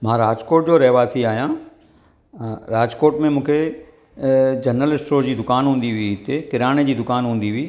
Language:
Sindhi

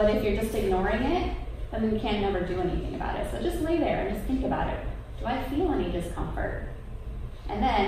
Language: English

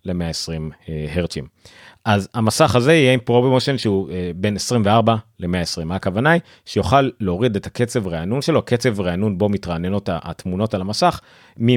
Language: Hebrew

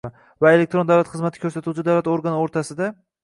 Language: Uzbek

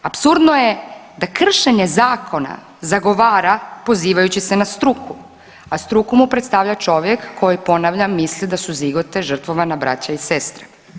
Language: Croatian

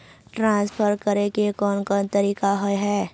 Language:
Magahi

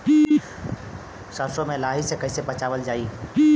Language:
Bhojpuri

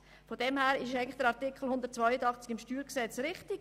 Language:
Swiss German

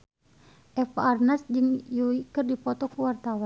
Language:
Sundanese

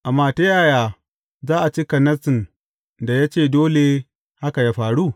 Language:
Hausa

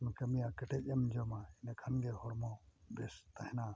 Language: Santali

